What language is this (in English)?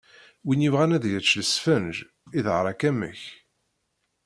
Kabyle